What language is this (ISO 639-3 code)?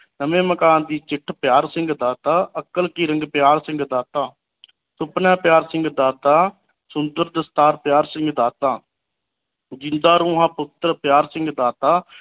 pan